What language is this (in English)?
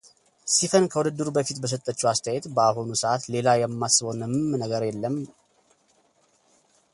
Amharic